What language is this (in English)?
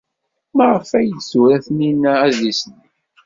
Kabyle